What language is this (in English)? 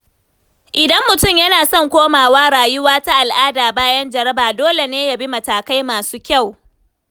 Hausa